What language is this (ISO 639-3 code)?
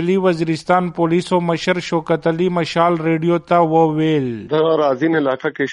urd